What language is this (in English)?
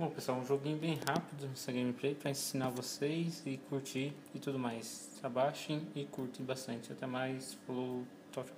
Portuguese